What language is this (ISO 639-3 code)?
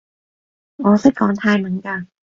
yue